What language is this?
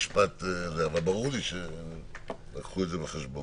Hebrew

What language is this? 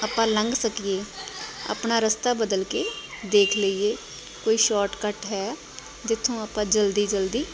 Punjabi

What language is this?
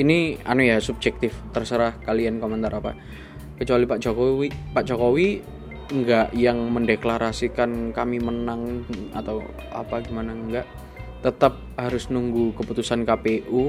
Indonesian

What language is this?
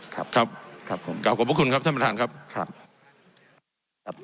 Thai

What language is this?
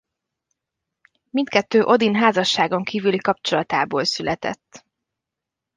Hungarian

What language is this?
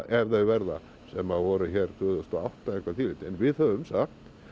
Icelandic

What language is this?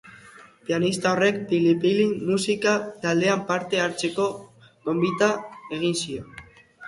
Basque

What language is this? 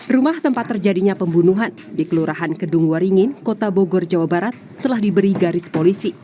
Indonesian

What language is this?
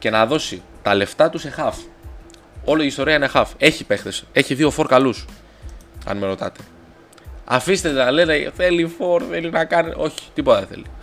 Greek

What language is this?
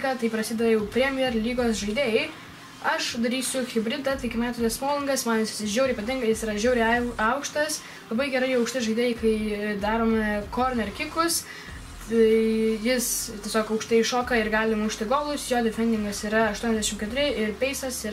Lithuanian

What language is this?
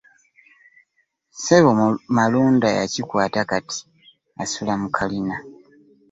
Ganda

